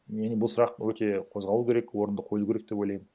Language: Kazakh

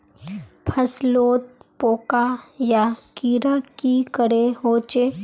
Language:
Magahi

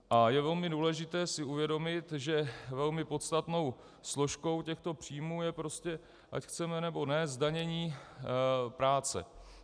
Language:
Czech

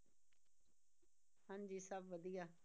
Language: Punjabi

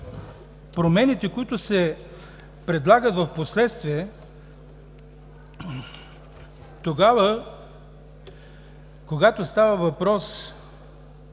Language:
Bulgarian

